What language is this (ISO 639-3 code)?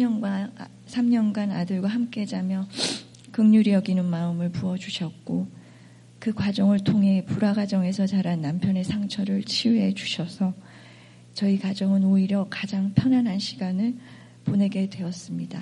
kor